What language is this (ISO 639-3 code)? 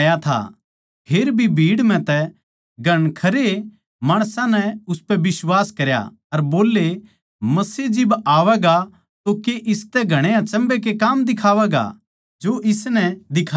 bgc